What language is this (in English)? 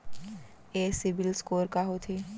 Chhattisgarhi